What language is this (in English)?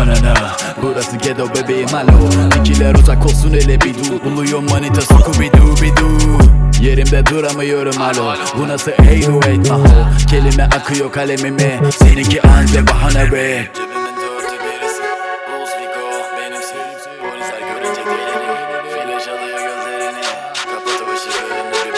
Turkish